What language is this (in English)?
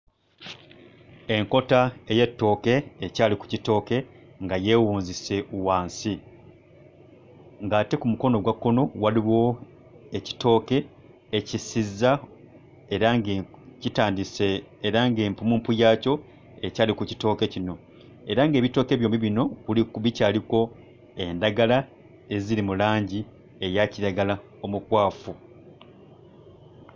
Ganda